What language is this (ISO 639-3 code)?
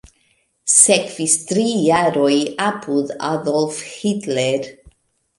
epo